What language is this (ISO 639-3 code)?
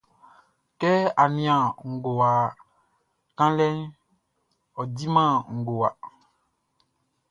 bci